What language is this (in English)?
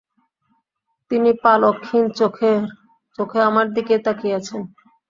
Bangla